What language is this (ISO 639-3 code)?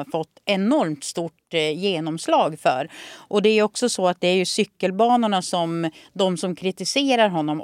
swe